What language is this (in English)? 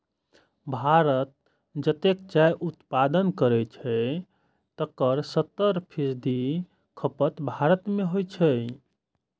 Maithili